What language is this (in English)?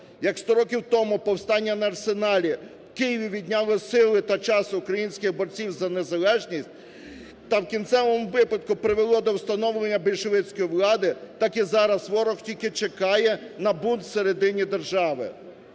Ukrainian